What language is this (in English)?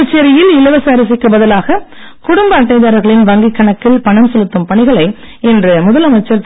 Tamil